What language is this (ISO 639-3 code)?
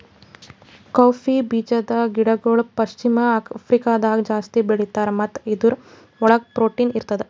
kan